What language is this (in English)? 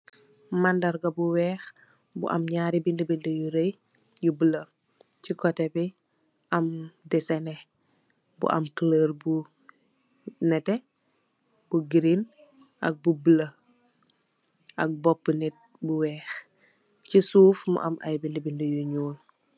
Wolof